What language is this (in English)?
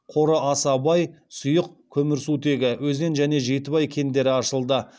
Kazakh